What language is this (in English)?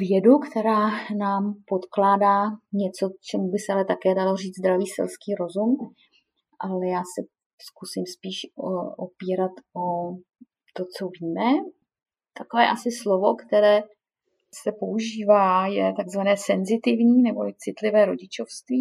Czech